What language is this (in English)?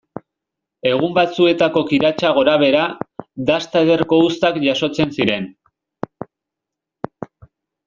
Basque